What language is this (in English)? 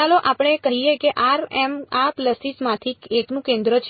Gujarati